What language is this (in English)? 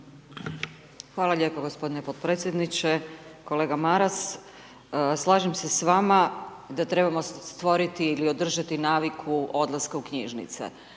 Croatian